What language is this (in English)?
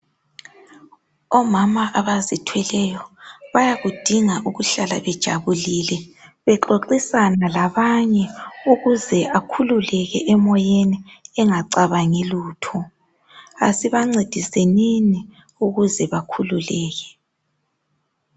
North Ndebele